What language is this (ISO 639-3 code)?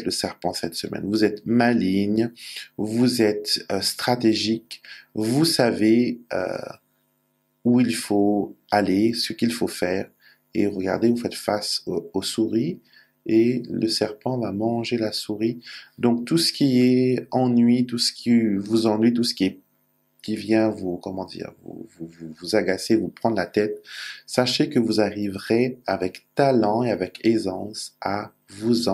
fra